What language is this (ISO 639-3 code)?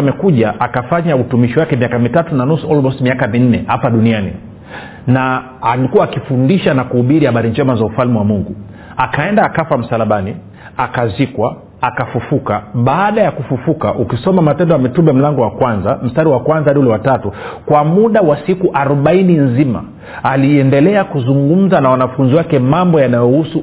swa